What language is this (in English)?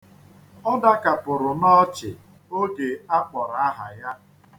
Igbo